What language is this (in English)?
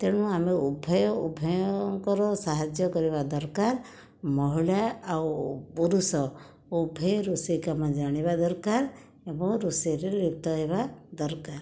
Odia